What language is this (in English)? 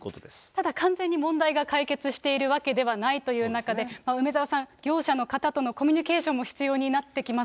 Japanese